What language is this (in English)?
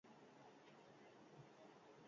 Basque